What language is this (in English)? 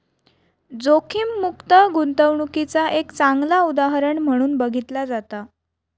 Marathi